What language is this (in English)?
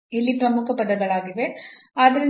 Kannada